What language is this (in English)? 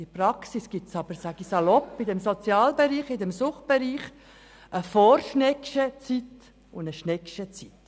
Swiss German